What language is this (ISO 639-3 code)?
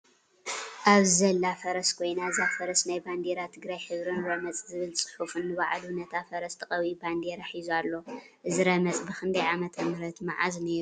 tir